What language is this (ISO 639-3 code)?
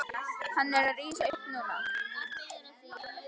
isl